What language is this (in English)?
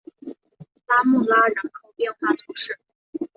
Chinese